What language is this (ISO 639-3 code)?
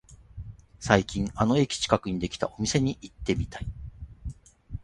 jpn